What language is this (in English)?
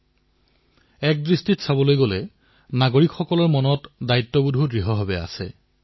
Assamese